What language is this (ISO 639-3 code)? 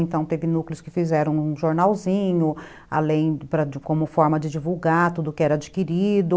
por